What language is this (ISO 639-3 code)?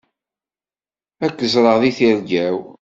kab